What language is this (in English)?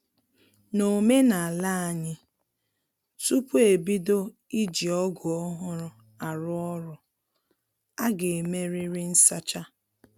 Igbo